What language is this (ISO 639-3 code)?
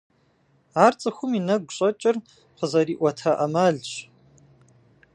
kbd